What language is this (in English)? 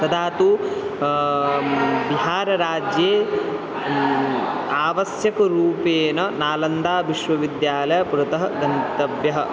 Sanskrit